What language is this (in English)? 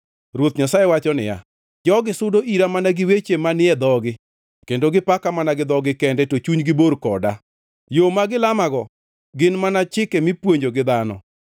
Luo (Kenya and Tanzania)